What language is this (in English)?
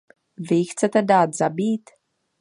Czech